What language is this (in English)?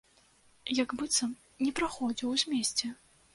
Belarusian